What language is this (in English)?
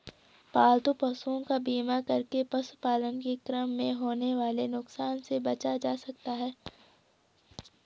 Hindi